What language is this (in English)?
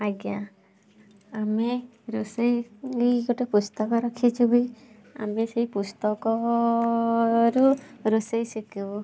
Odia